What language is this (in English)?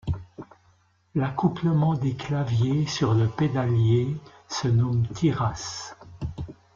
French